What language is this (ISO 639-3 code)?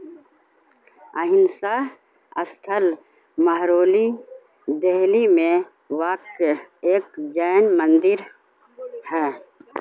urd